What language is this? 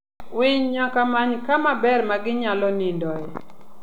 Luo (Kenya and Tanzania)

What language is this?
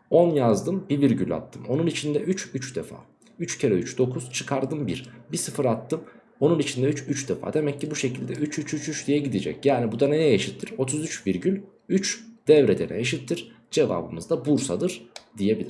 Turkish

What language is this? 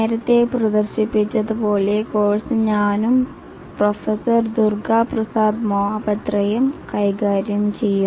Malayalam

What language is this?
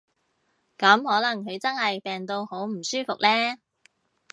Cantonese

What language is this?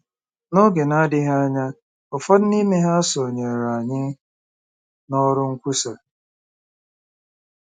Igbo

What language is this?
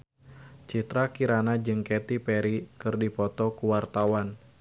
Sundanese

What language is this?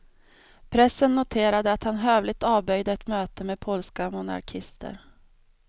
Swedish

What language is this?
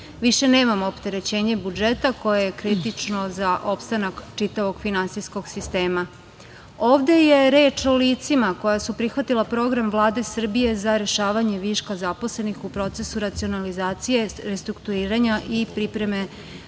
Serbian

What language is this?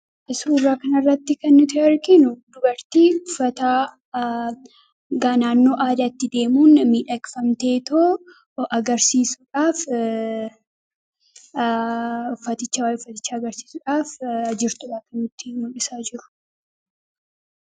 Oromo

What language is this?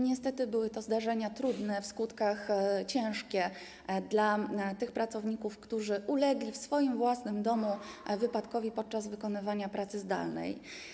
Polish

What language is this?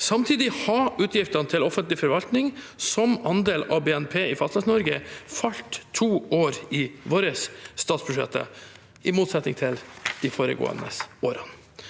Norwegian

